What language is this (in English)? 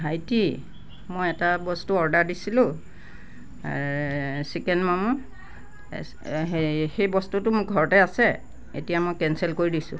Assamese